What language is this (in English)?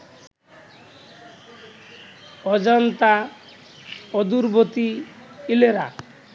Bangla